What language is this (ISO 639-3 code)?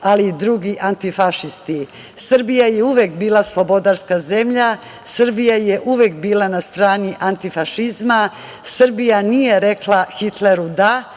srp